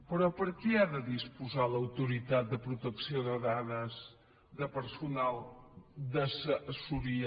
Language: Catalan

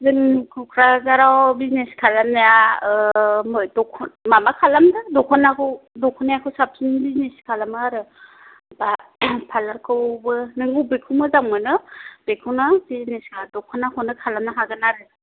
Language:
Bodo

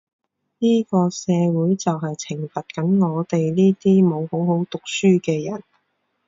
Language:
Cantonese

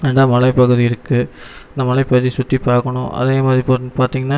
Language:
Tamil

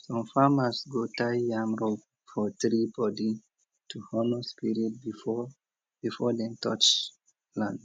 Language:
Nigerian Pidgin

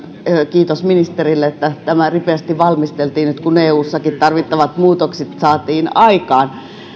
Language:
Finnish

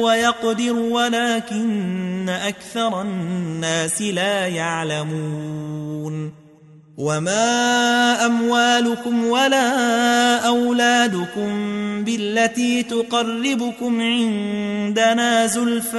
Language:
Arabic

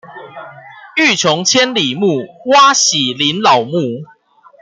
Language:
Chinese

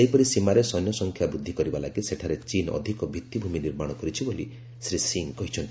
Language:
Odia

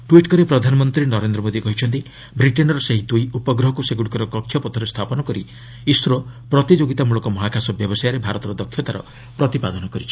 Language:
Odia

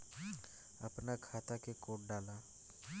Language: Bhojpuri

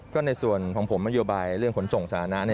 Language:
Thai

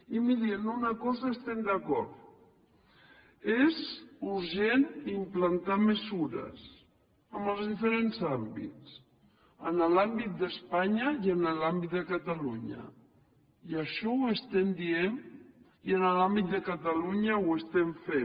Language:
Catalan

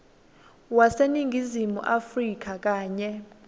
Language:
Swati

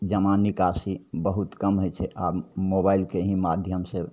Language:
Maithili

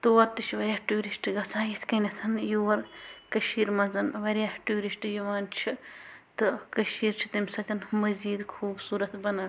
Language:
Kashmiri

